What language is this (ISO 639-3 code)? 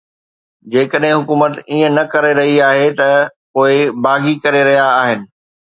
snd